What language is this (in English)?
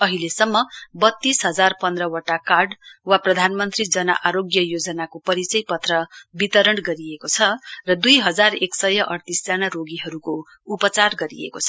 Nepali